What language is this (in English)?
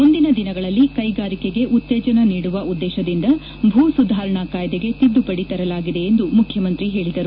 Kannada